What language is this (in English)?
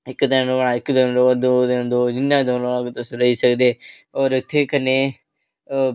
Dogri